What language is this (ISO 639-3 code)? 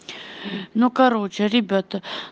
rus